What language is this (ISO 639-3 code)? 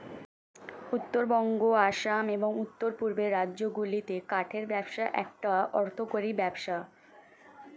ben